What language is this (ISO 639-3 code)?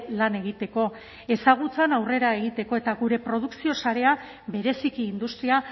eus